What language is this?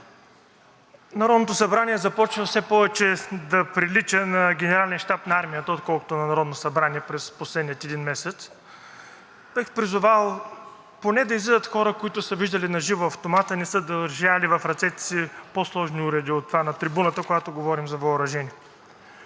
Bulgarian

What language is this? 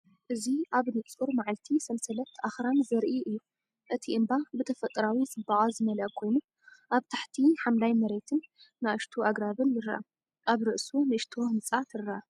Tigrinya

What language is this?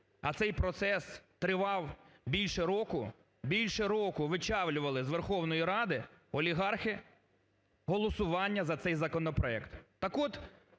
Ukrainian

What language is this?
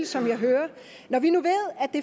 Danish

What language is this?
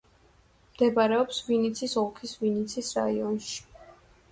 Georgian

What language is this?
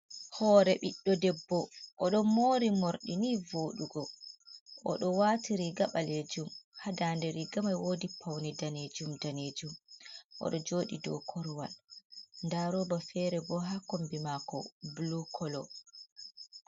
Fula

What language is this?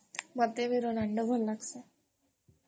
Odia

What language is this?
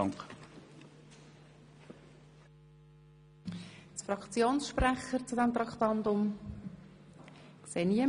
Swiss German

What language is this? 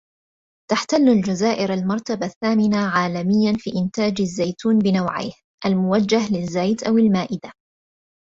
Arabic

